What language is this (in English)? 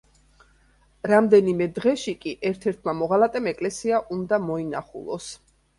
Georgian